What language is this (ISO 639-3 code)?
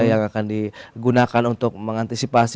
ind